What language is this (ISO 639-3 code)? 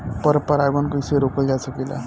bho